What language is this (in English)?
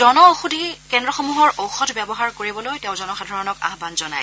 Assamese